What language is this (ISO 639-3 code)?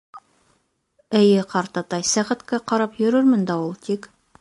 bak